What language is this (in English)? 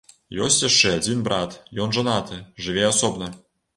Belarusian